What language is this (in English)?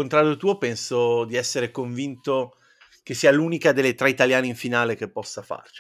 Italian